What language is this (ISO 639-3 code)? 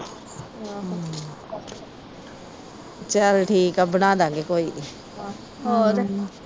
pan